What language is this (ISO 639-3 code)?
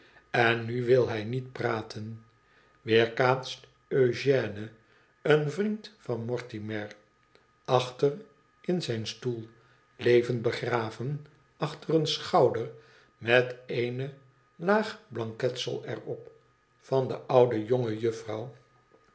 nld